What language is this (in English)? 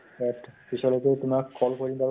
Assamese